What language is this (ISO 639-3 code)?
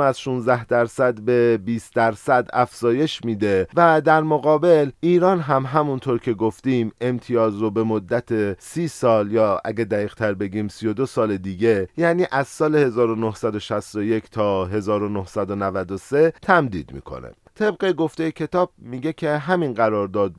fas